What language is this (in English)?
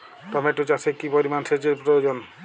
Bangla